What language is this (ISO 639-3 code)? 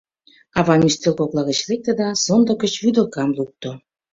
chm